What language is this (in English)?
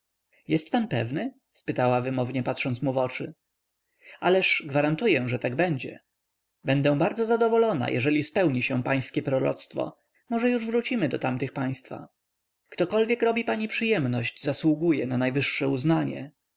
Polish